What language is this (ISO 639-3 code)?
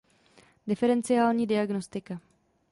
ces